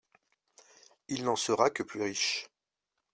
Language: French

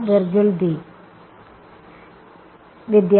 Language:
Malayalam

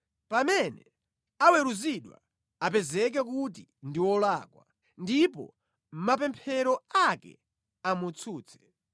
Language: Nyanja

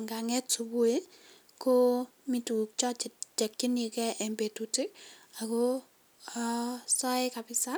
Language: Kalenjin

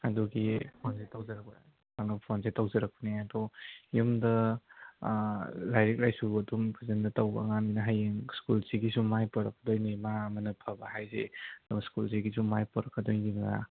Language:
Manipuri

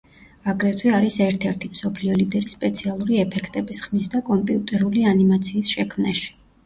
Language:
Georgian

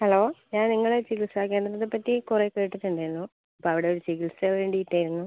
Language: Malayalam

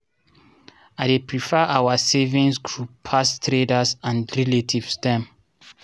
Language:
Nigerian Pidgin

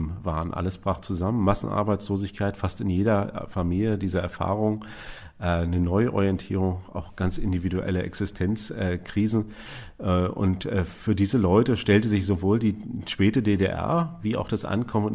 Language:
German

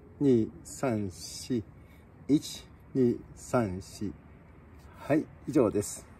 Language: Japanese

